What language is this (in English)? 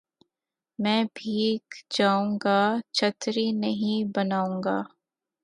Urdu